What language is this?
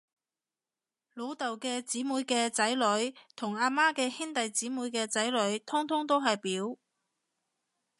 Cantonese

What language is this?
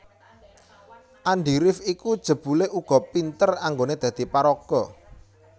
Javanese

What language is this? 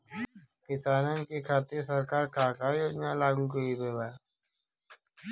Bhojpuri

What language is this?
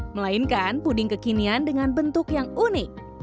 Indonesian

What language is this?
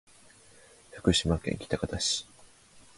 Japanese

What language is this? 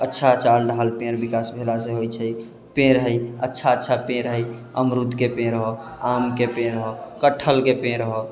Maithili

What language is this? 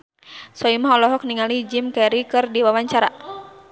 Sundanese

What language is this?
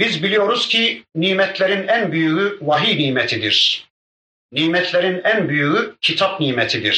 Turkish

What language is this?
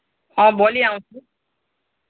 Nepali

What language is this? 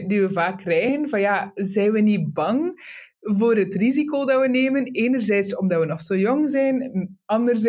Dutch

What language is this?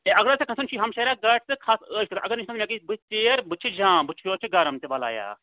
Kashmiri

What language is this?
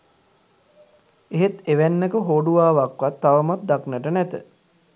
Sinhala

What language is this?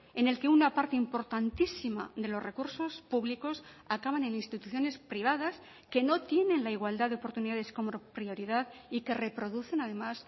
Spanish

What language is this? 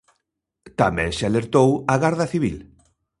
Galician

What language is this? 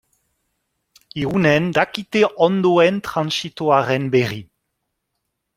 Basque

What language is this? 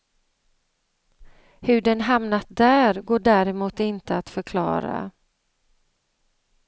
Swedish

